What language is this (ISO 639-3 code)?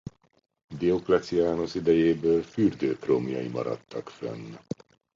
hun